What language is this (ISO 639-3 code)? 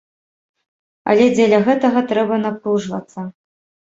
bel